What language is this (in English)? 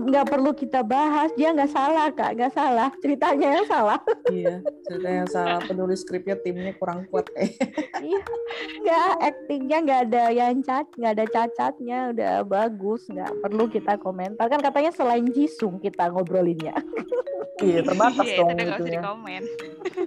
Indonesian